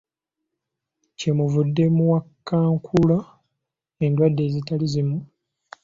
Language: Ganda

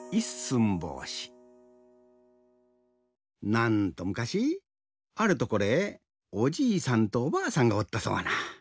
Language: Japanese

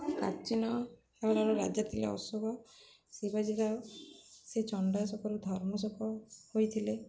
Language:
Odia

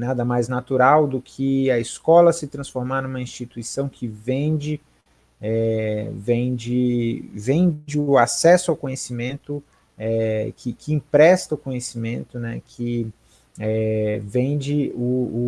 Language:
Portuguese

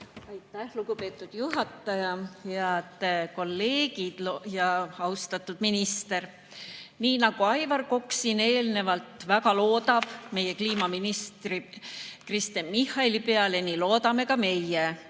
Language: Estonian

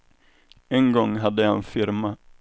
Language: Swedish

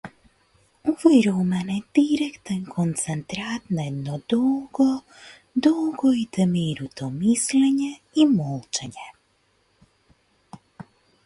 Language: Macedonian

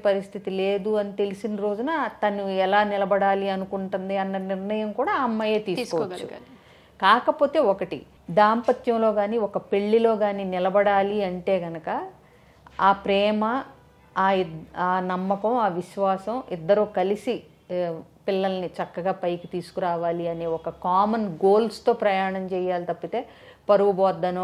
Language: Telugu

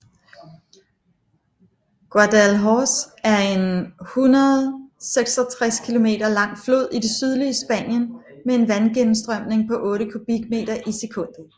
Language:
Danish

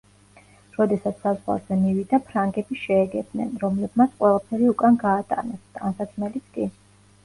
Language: Georgian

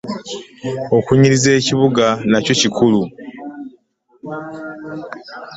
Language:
Ganda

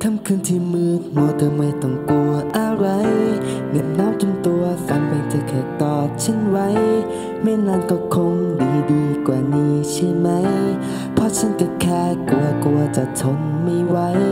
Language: Thai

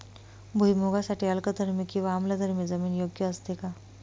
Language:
Marathi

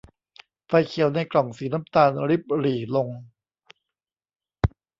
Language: Thai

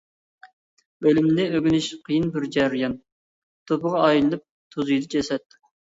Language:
Uyghur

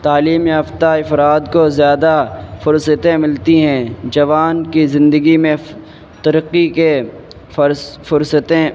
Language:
Urdu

